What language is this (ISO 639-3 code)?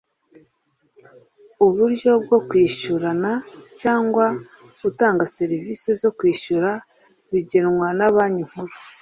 kin